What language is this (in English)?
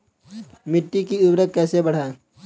Hindi